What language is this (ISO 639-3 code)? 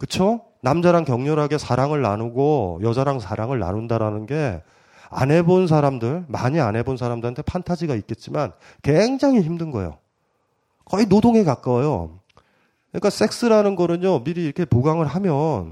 kor